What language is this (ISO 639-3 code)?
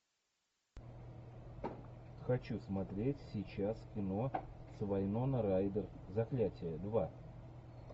rus